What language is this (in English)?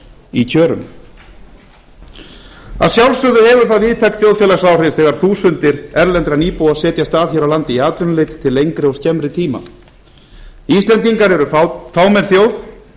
Icelandic